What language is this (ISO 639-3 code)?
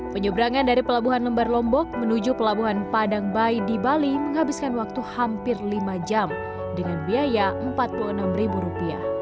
ind